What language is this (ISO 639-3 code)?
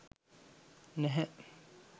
sin